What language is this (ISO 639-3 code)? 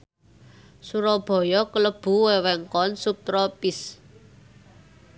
jav